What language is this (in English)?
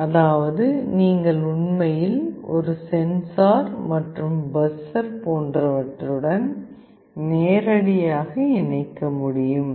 Tamil